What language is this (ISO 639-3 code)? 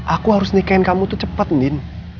ind